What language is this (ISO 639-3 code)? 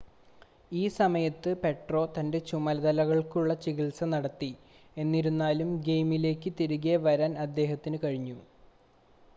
mal